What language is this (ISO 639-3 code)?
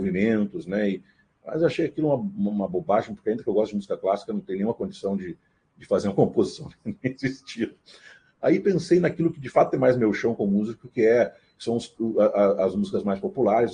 por